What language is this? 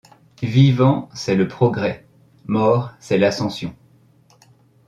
French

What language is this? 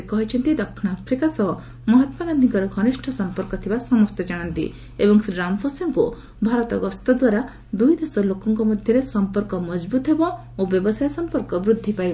Odia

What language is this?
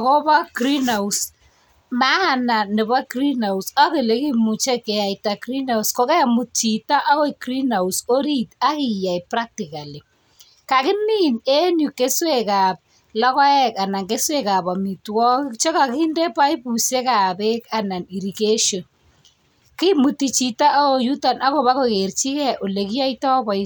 Kalenjin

